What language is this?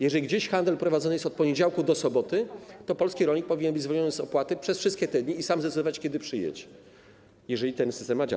Polish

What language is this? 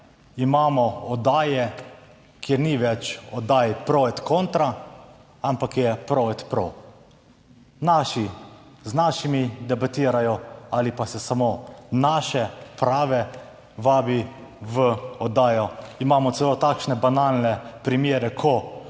Slovenian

